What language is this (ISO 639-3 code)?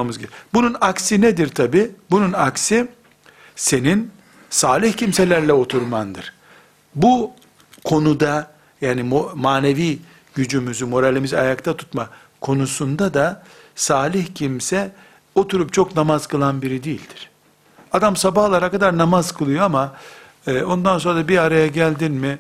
tur